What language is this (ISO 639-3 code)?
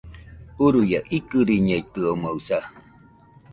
hux